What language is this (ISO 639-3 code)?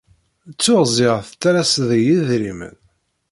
kab